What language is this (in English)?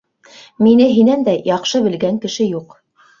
Bashkir